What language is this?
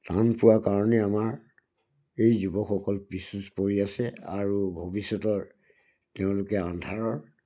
Assamese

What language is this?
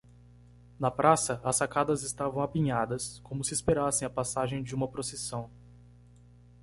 Portuguese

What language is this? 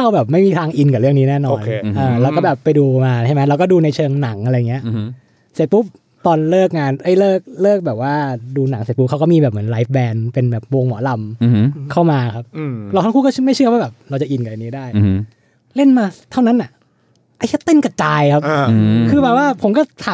Thai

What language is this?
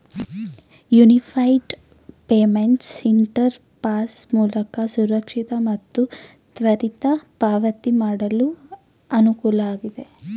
Kannada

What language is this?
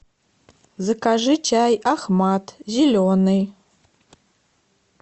Russian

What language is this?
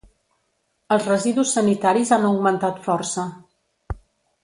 Catalan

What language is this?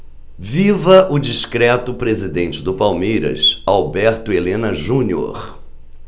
Portuguese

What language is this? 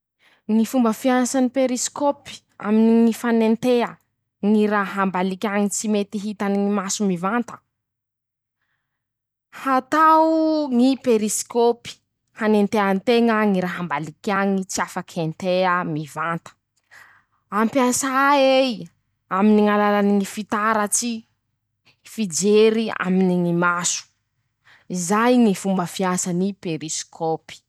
Masikoro Malagasy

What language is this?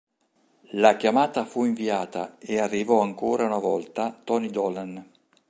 Italian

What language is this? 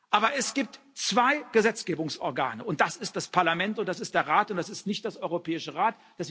German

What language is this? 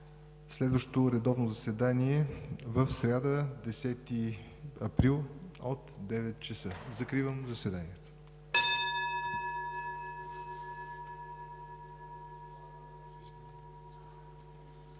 Bulgarian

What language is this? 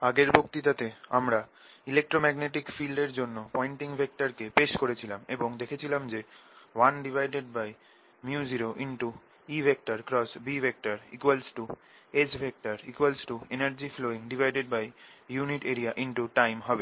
Bangla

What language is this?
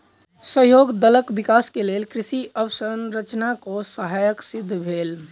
Maithili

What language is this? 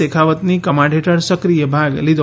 Gujarati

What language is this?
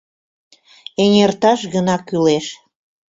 Mari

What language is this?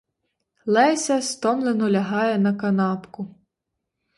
Ukrainian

